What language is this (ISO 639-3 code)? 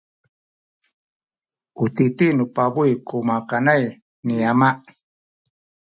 szy